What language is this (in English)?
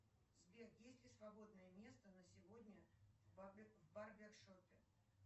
Russian